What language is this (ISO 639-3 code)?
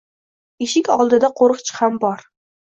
uzb